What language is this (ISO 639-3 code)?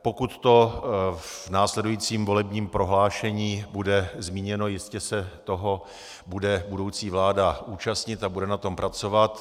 ces